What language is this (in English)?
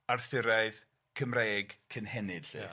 Welsh